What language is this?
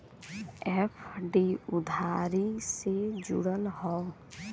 Bhojpuri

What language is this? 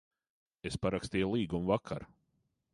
Latvian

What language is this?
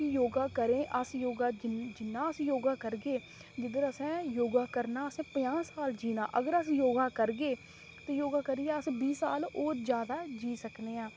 Dogri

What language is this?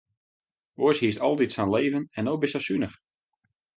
Western Frisian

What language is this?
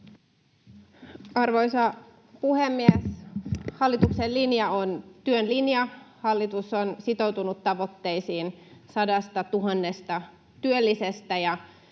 Finnish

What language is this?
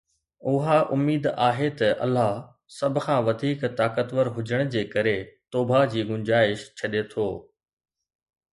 Sindhi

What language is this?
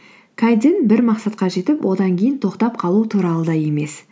Kazakh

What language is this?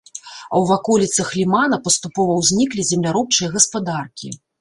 Belarusian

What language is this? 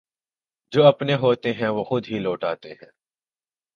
Urdu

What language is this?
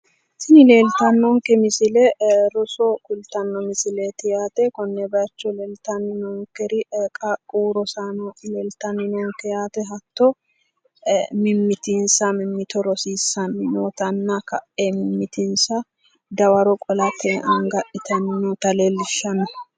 Sidamo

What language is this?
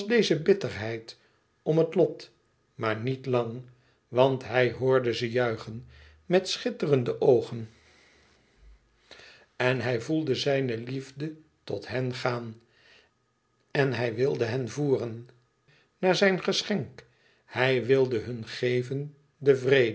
Dutch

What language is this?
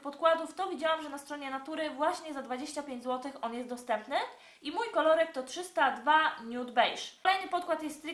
Polish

